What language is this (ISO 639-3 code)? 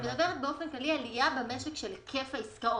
heb